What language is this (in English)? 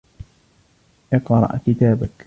Arabic